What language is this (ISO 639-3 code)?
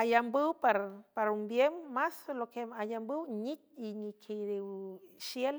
hue